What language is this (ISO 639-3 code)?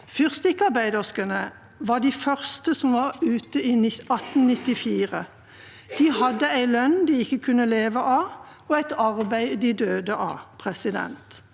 nor